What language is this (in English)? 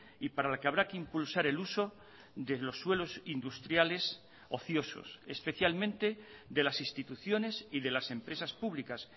Spanish